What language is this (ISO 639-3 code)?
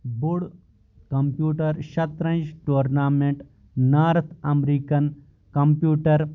kas